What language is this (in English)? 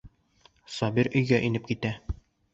Bashkir